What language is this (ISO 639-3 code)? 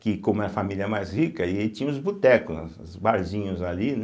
por